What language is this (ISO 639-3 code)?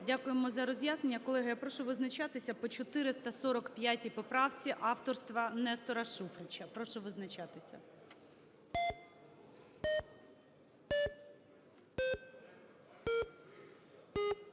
ukr